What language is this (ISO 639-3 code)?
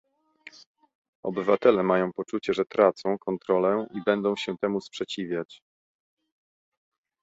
pol